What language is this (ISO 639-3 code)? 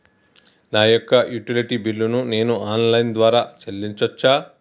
tel